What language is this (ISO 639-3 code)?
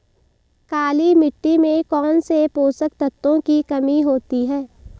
hin